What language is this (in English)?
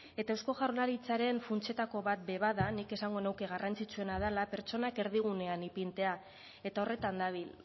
Basque